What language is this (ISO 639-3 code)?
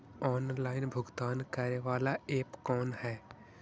mag